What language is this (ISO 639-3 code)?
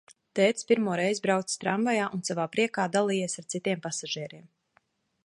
lav